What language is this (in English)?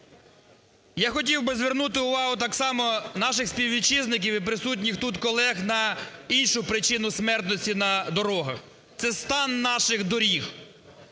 Ukrainian